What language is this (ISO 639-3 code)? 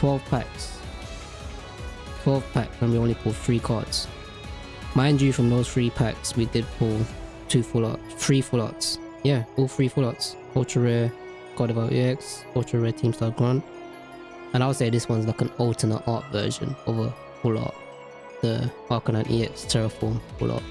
eng